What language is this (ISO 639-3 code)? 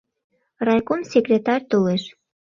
chm